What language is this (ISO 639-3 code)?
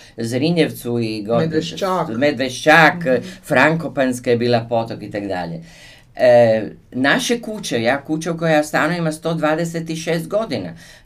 hrv